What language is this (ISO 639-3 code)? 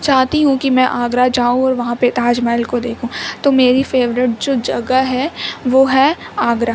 urd